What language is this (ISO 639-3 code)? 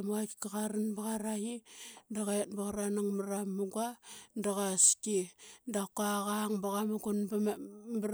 byx